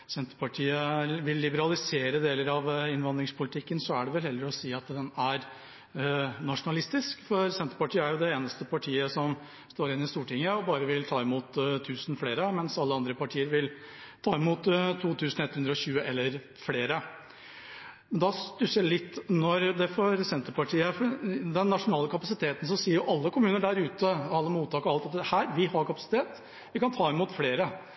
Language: Norwegian Bokmål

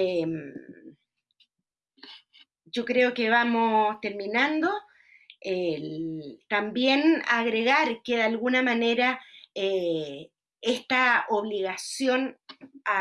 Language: Spanish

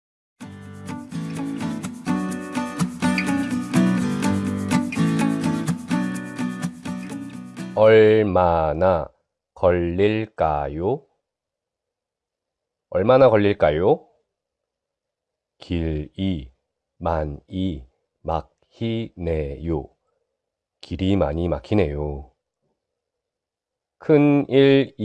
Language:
Korean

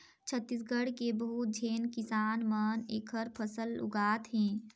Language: Chhattisgarhi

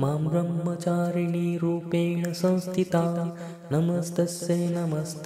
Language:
Marathi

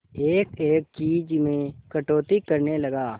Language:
Hindi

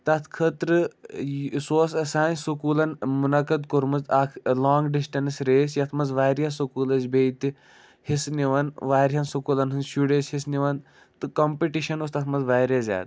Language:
Kashmiri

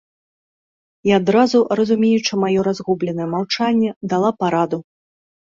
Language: Belarusian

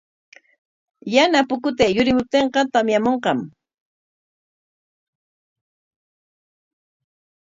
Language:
Corongo Ancash Quechua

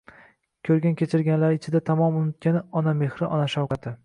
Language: Uzbek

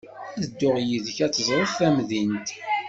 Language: Kabyle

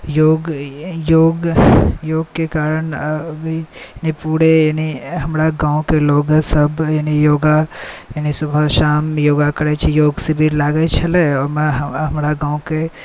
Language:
Maithili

